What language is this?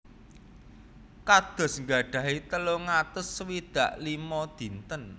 Javanese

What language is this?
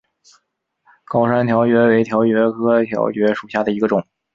Chinese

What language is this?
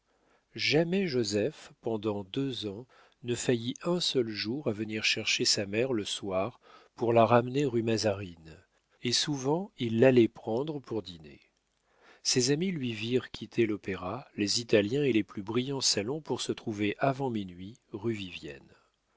French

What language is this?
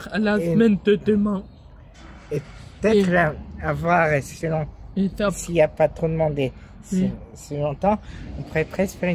French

